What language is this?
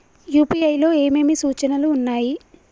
Telugu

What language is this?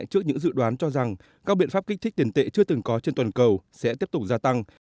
Vietnamese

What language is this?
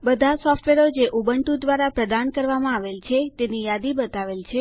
Gujarati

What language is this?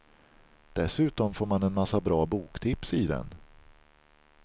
Swedish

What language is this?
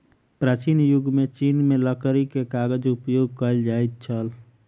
Maithili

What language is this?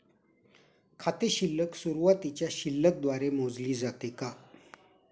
Marathi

